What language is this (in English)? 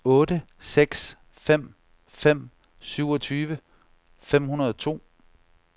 Danish